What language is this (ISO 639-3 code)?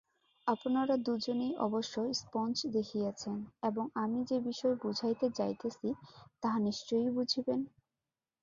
ben